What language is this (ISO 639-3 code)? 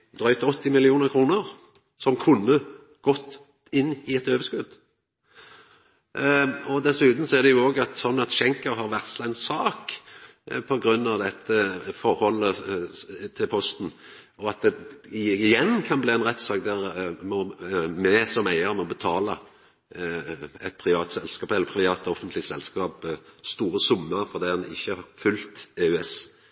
nno